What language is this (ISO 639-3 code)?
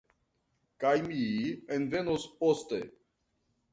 epo